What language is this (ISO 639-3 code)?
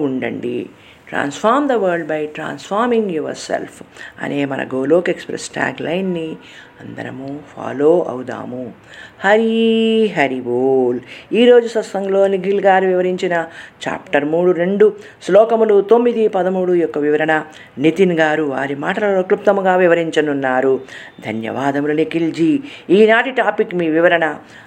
tel